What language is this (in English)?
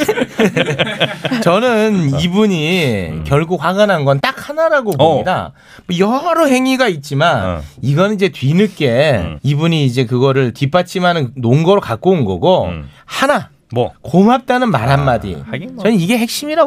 Korean